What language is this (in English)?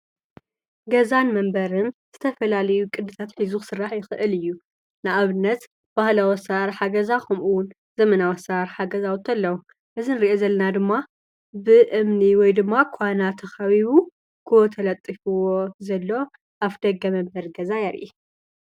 Tigrinya